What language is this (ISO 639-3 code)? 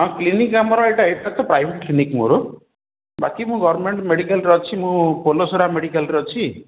ori